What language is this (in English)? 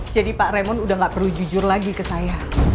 Indonesian